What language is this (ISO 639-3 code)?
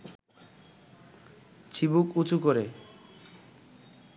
ben